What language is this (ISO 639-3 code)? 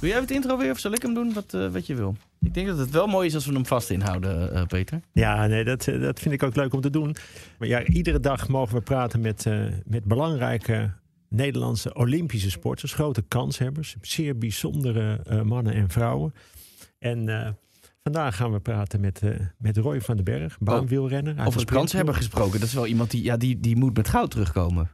nld